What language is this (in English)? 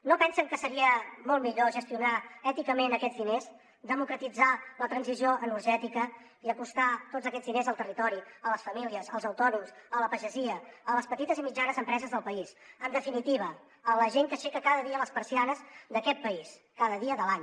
Catalan